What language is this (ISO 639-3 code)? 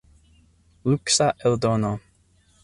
epo